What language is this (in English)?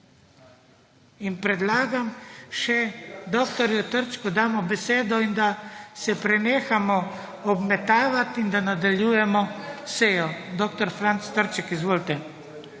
Slovenian